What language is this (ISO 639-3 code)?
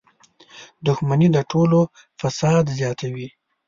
pus